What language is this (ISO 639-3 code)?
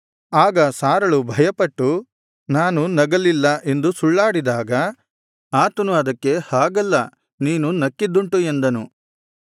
kan